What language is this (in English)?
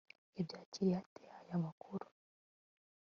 Kinyarwanda